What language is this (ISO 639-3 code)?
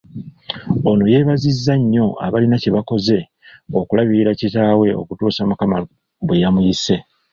lug